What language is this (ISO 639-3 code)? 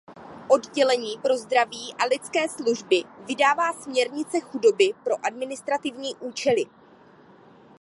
ces